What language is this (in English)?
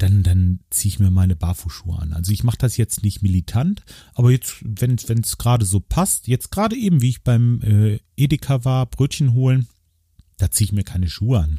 German